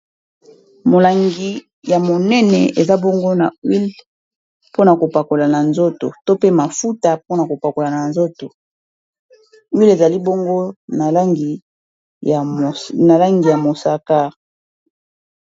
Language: Lingala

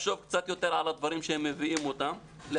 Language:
Hebrew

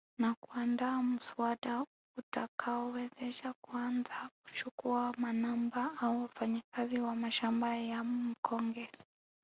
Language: Swahili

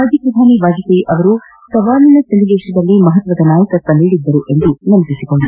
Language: Kannada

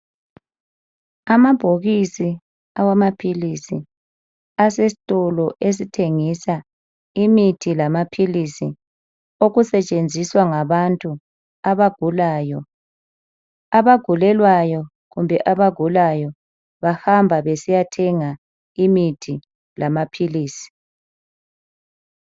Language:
North Ndebele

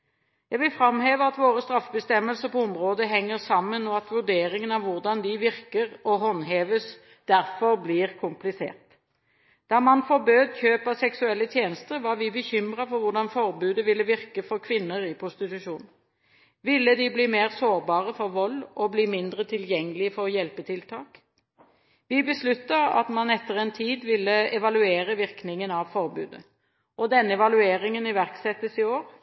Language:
Norwegian Bokmål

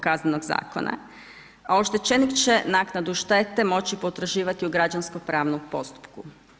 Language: Croatian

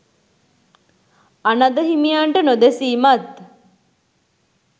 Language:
Sinhala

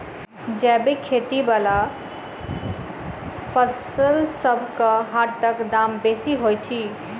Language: Maithili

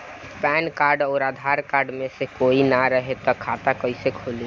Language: Bhojpuri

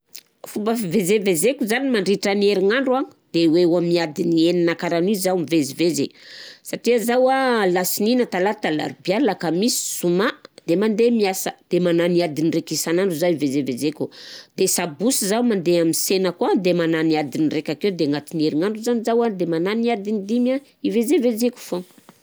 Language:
Southern Betsimisaraka Malagasy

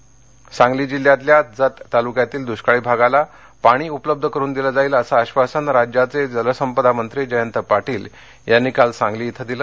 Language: Marathi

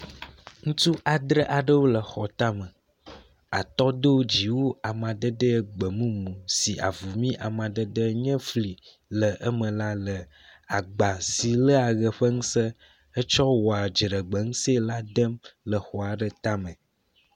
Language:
Ewe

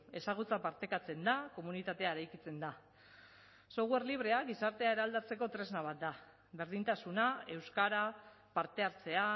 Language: Basque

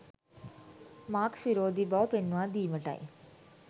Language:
Sinhala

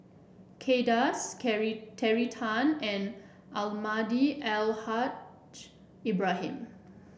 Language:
English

